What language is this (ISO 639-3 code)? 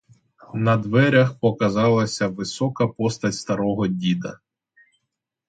ukr